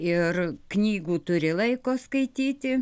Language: Lithuanian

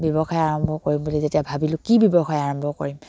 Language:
Assamese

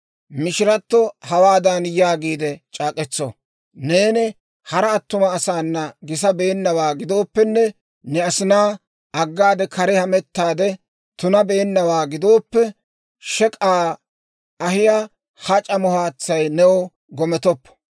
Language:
Dawro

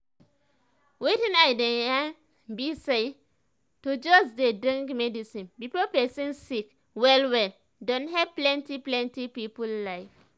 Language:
Nigerian Pidgin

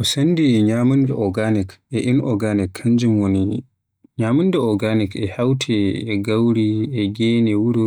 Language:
Western Niger Fulfulde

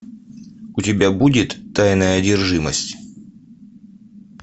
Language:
Russian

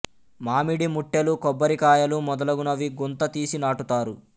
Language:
Telugu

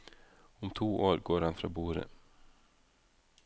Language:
Norwegian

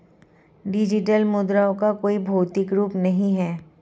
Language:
Hindi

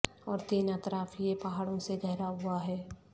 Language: Urdu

